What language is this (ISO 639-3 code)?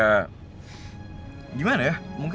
ind